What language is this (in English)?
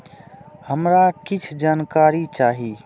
Maithili